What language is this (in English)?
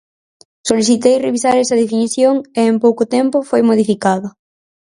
Galician